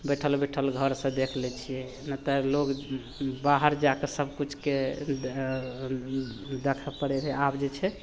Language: Maithili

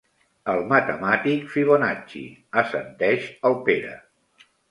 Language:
Catalan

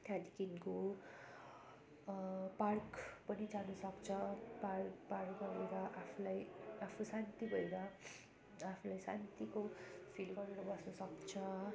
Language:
Nepali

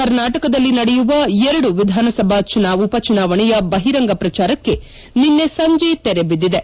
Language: Kannada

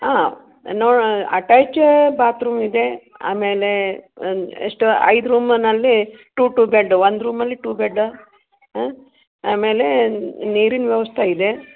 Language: Kannada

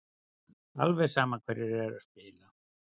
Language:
Icelandic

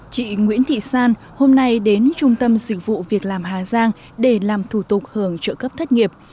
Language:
Vietnamese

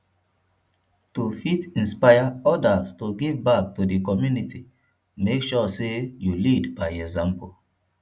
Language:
Nigerian Pidgin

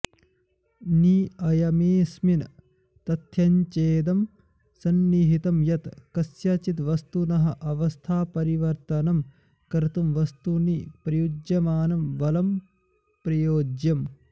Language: Sanskrit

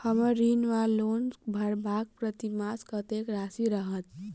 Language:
Maithili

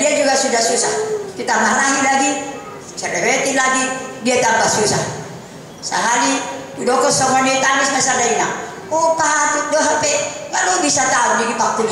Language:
Indonesian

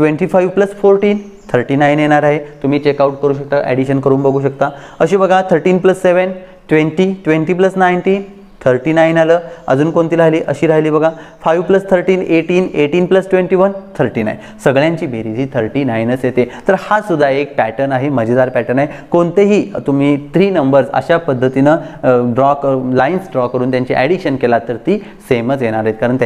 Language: Hindi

